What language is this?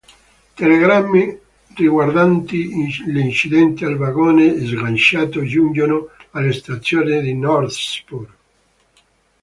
Italian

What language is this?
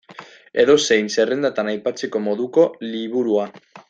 Basque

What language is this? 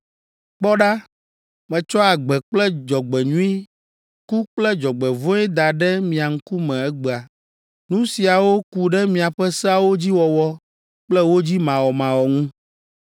Ewe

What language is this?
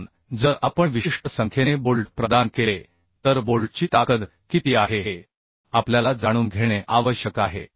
Marathi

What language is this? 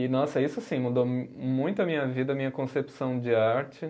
Portuguese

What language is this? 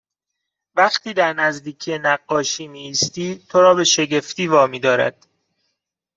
Persian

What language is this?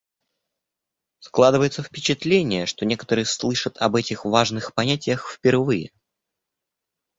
Russian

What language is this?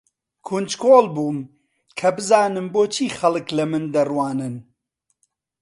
Central Kurdish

